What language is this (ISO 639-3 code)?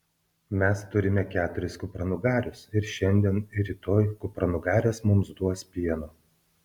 lit